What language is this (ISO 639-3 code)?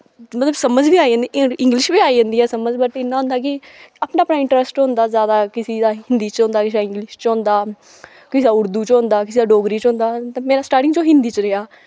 doi